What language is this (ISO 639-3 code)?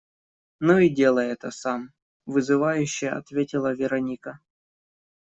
rus